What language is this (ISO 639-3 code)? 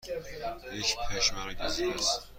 fas